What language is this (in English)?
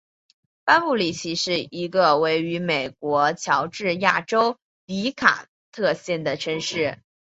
Chinese